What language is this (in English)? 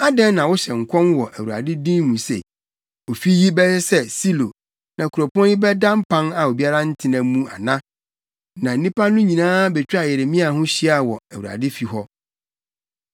Akan